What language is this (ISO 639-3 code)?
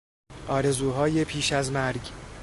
fas